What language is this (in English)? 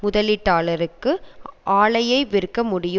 Tamil